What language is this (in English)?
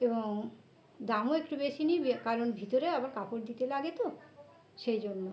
Bangla